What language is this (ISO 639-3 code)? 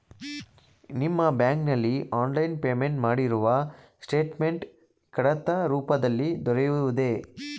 kan